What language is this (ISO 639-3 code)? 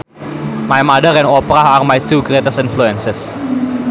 sun